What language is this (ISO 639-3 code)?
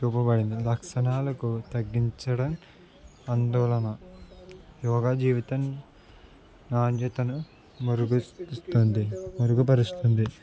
tel